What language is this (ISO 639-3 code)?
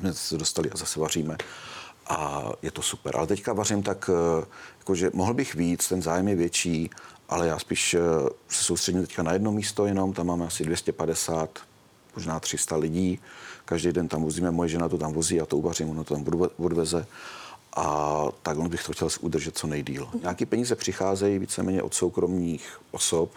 ces